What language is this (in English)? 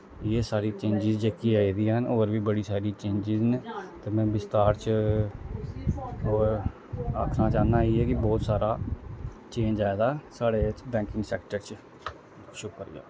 Dogri